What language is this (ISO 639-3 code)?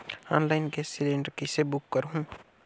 hne